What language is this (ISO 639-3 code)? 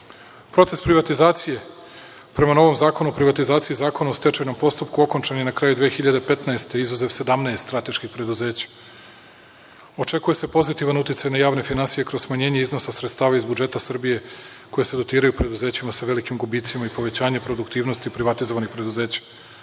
srp